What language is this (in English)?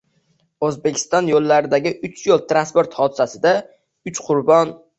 Uzbek